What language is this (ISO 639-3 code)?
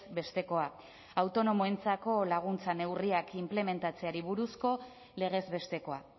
eus